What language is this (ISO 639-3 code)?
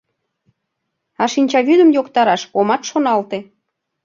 chm